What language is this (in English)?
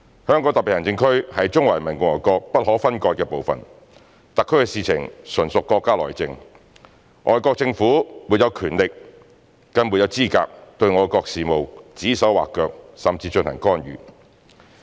Cantonese